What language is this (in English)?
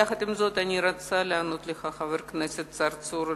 Hebrew